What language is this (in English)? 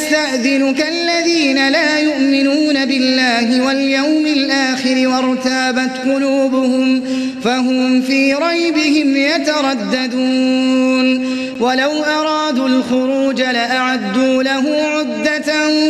Arabic